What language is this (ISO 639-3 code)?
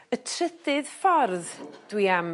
cym